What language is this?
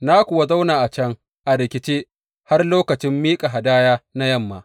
Hausa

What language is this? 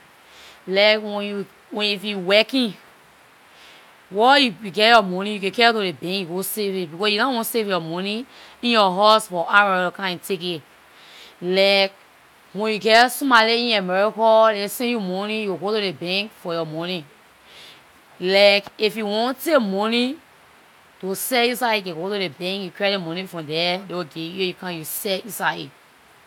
Liberian English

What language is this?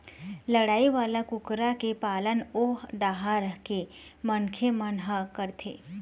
Chhattisgarhi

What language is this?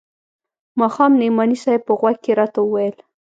Pashto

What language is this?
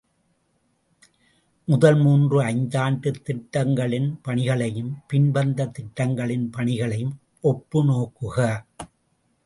Tamil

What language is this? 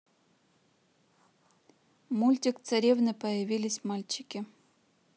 Russian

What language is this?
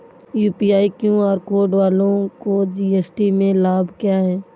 Hindi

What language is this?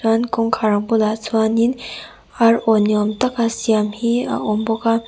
Mizo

